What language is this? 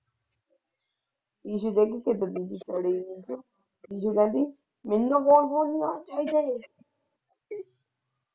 Punjabi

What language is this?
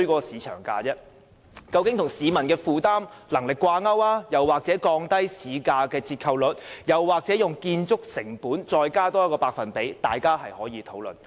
Cantonese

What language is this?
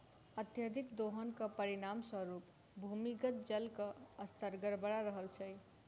Maithili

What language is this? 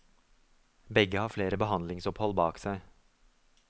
Norwegian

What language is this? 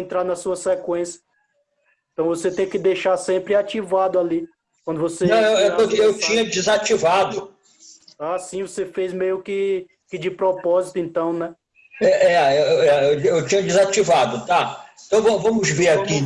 Portuguese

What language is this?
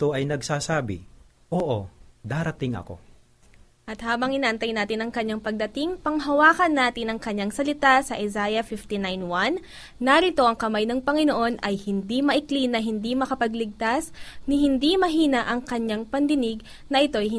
Filipino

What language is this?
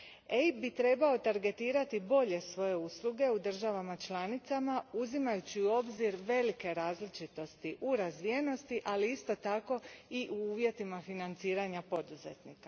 Croatian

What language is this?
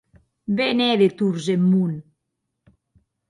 Occitan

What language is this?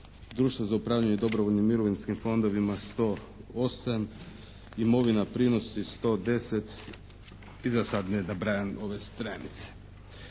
Croatian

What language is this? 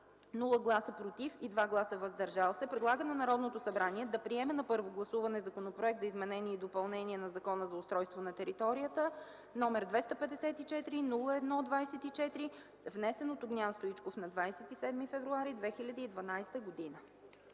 Bulgarian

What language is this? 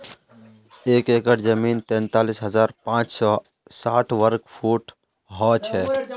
Magahi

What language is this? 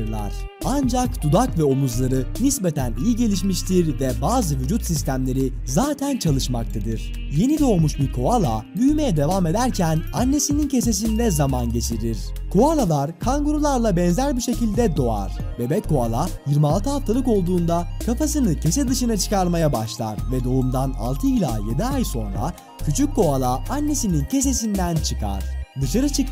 Turkish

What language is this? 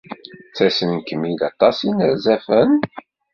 Kabyle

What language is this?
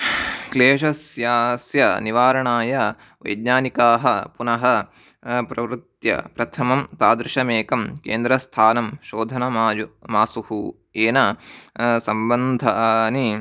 Sanskrit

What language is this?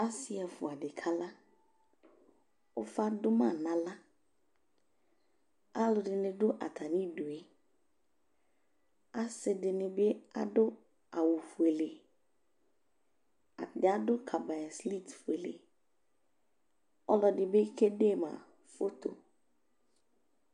Ikposo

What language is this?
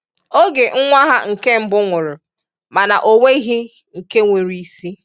Igbo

